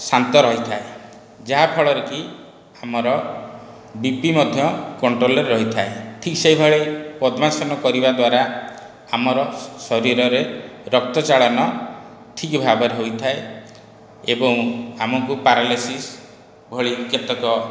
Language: Odia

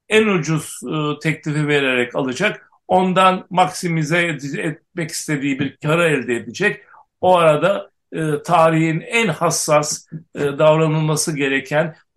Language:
Turkish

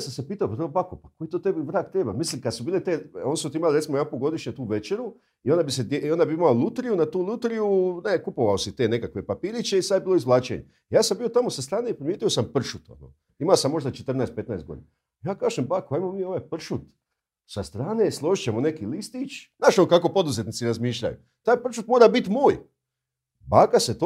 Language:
Croatian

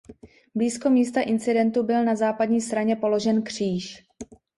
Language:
Czech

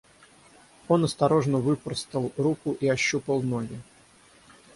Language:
Russian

